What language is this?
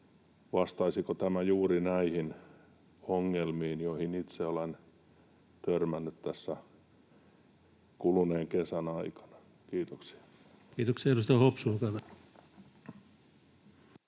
Finnish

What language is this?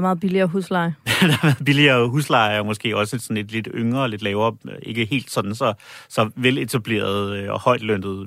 Danish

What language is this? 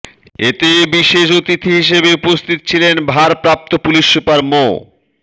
Bangla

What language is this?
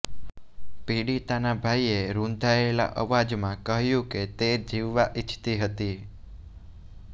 Gujarati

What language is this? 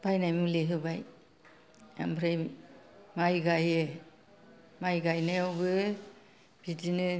Bodo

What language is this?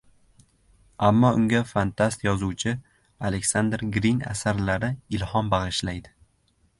Uzbek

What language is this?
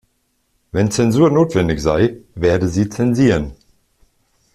German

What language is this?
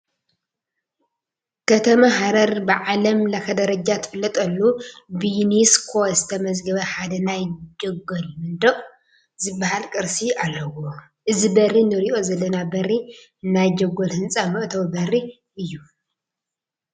Tigrinya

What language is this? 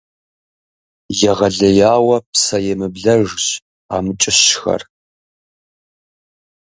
Kabardian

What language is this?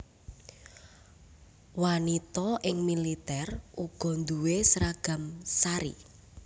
Javanese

